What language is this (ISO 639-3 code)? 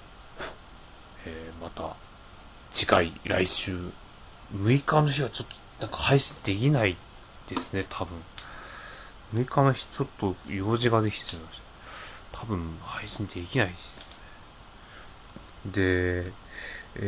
jpn